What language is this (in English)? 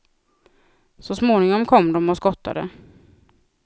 Swedish